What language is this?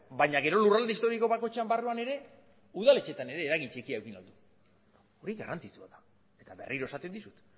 Basque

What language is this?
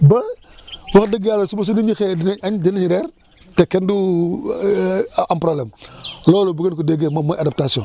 Wolof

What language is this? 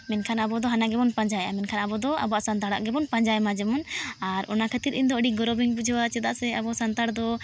Santali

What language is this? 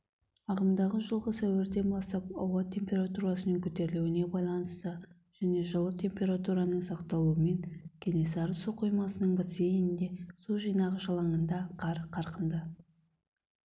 Kazakh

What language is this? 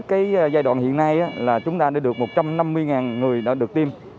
Vietnamese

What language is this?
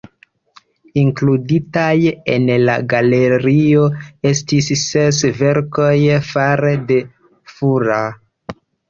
Esperanto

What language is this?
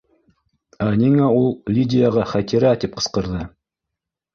Bashkir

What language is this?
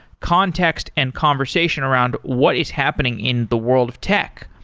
English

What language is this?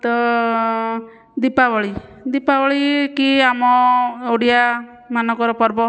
Odia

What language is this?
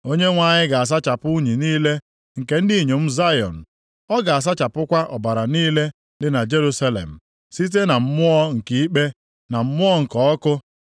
Igbo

